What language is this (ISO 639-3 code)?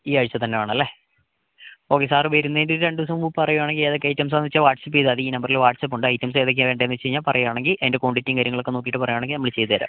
mal